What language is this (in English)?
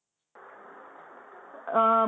Malayalam